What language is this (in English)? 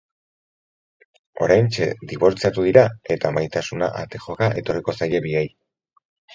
Basque